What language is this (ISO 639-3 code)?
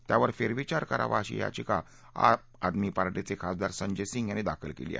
mar